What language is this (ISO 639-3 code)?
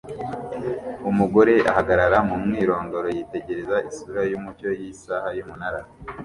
kin